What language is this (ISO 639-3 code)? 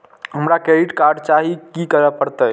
mai